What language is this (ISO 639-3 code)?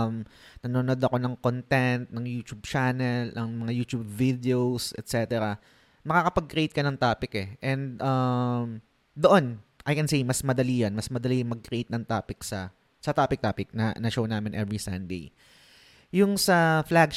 fil